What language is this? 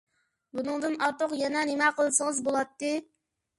Uyghur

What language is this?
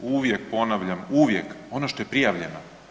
Croatian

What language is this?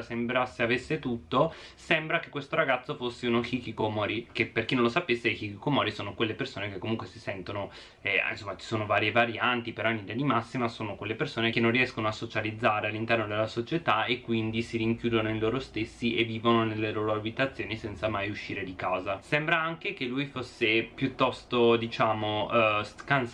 Italian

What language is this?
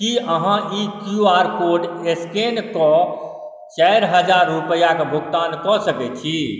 Maithili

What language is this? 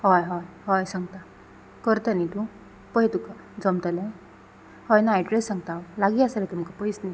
Konkani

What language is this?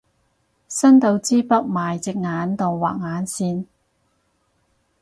Cantonese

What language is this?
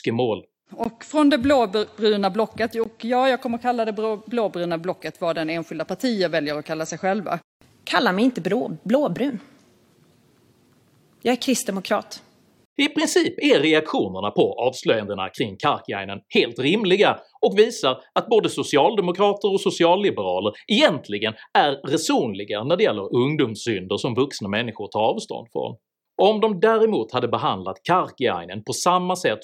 Swedish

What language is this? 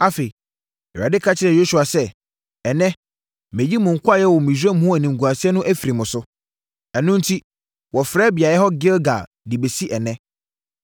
Akan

